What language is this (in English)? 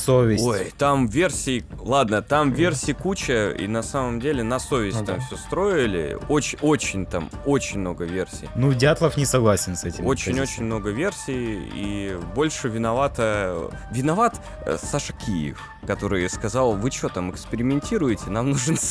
Russian